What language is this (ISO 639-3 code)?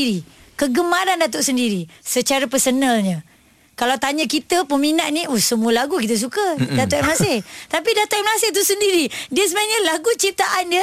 msa